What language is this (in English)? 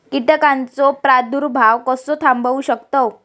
Marathi